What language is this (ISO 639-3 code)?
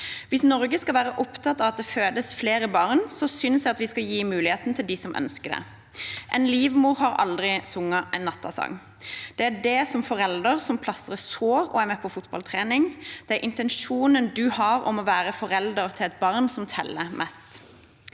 nor